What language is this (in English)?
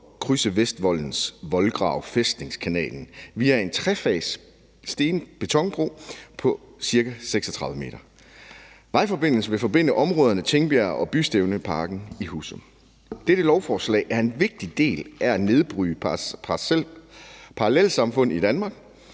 Danish